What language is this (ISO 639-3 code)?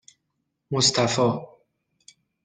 fas